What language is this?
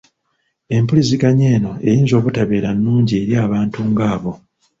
Ganda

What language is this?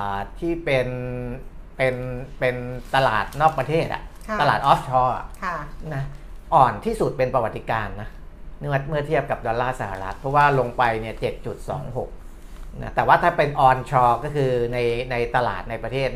Thai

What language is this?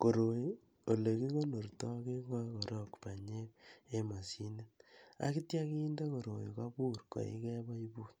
Kalenjin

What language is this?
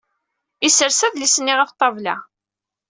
Kabyle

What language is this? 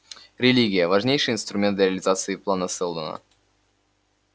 Russian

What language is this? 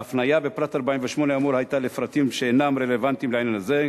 Hebrew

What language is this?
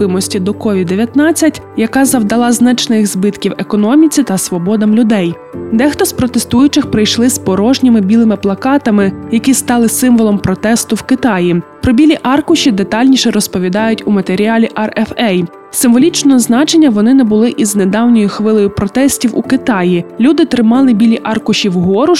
Ukrainian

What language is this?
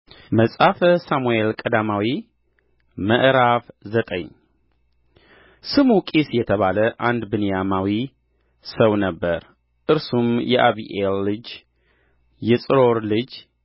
Amharic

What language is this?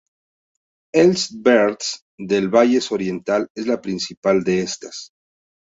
Spanish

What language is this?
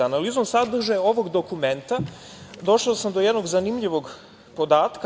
Serbian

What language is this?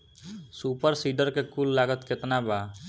Bhojpuri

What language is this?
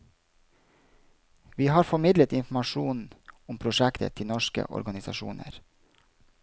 Norwegian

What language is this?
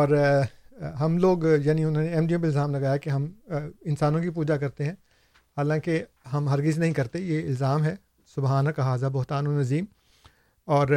Urdu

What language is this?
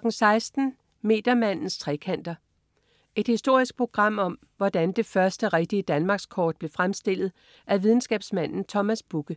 Danish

